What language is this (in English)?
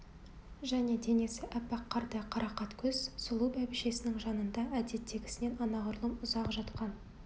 Kazakh